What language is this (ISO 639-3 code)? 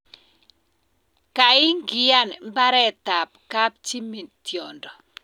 kln